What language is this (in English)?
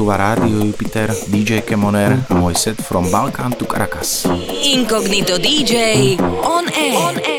Slovak